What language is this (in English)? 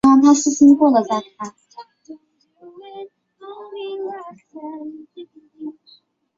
Chinese